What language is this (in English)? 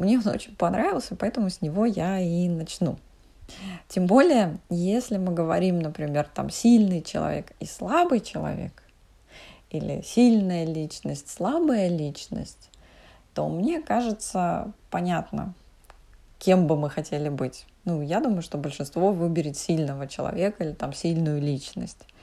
Russian